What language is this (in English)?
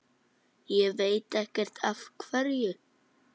Icelandic